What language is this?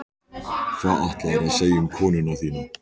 Icelandic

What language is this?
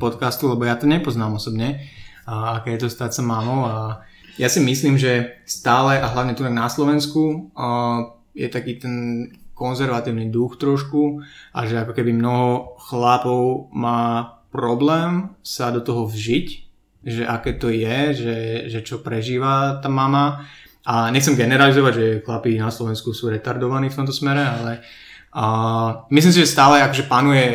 Slovak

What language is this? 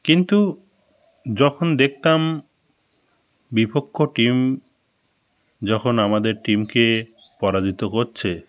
Bangla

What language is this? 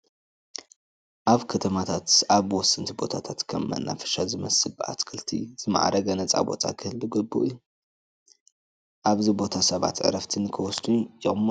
Tigrinya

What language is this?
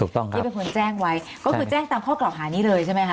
Thai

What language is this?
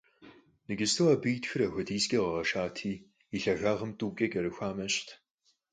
Kabardian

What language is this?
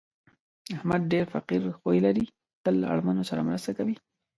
Pashto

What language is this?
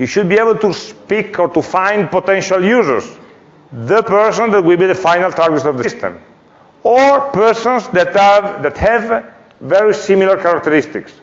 English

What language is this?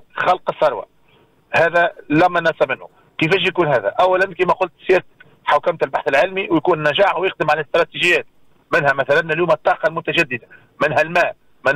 Arabic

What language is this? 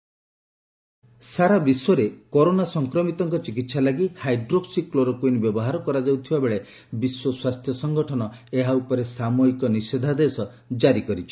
Odia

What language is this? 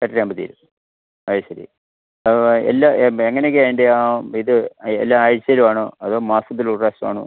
Malayalam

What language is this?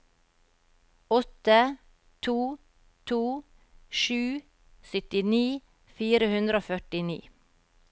Norwegian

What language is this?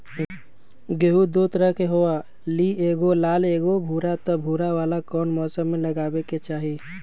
Magahi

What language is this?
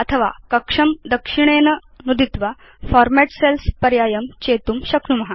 Sanskrit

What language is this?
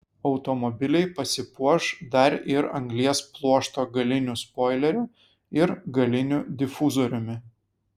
Lithuanian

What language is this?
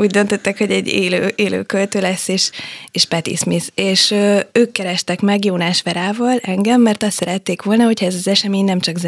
Hungarian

